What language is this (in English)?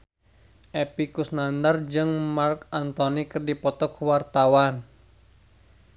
Sundanese